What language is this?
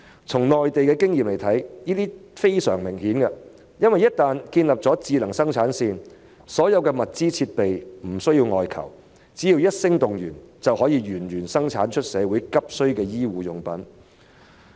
Cantonese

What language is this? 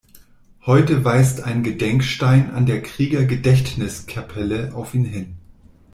German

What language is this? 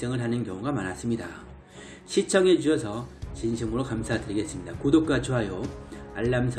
Korean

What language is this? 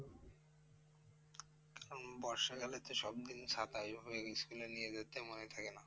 Bangla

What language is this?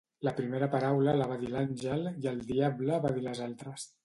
Catalan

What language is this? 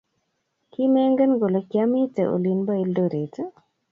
Kalenjin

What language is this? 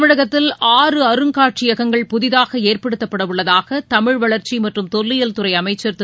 Tamil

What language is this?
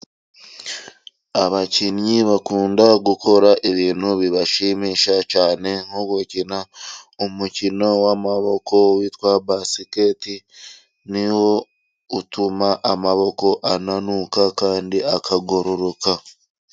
Kinyarwanda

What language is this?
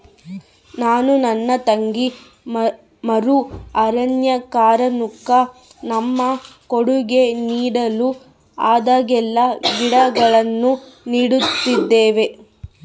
Kannada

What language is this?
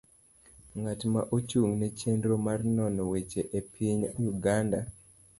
Luo (Kenya and Tanzania)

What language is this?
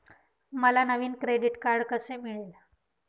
Marathi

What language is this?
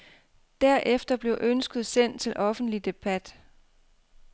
Danish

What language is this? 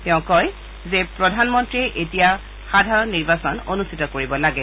Assamese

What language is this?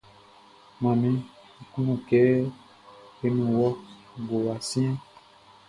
Baoulé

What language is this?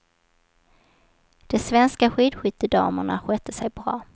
Swedish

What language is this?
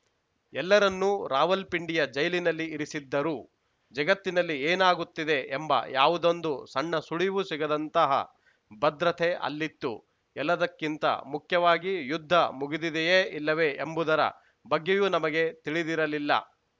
Kannada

